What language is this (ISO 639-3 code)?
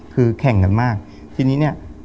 tha